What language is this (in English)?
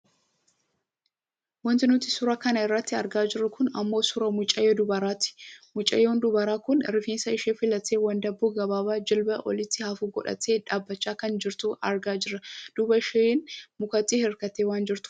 Oromo